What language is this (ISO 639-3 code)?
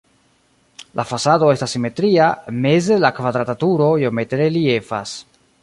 epo